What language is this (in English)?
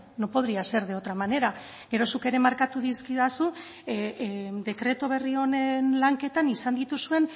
Basque